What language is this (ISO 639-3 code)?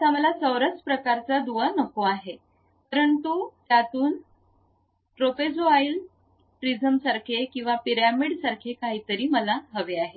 mar